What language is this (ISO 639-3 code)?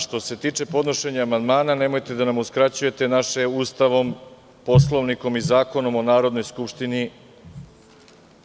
srp